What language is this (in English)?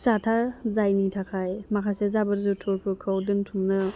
Bodo